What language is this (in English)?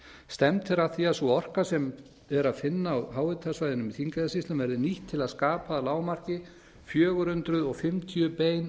Icelandic